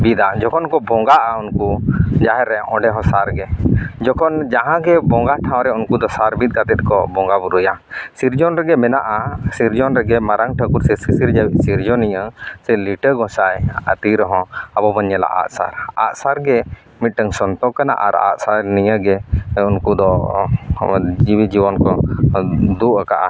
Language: Santali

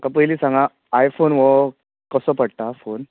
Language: Konkani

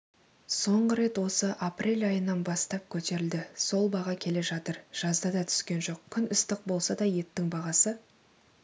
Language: Kazakh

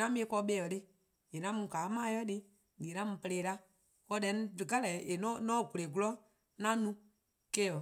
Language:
Eastern Krahn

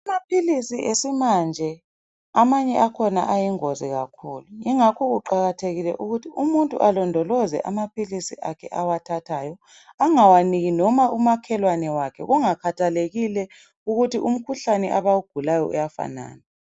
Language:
North Ndebele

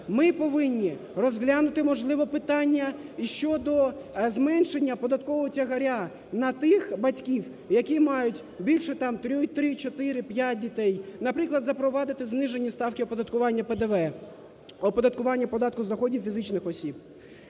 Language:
Ukrainian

